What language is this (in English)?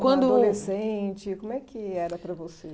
Portuguese